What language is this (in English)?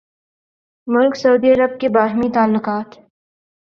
Urdu